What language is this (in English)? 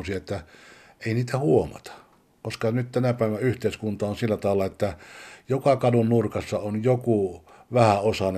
Finnish